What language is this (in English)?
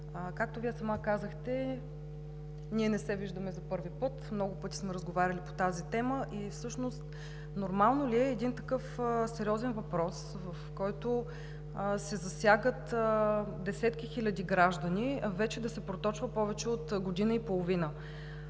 Bulgarian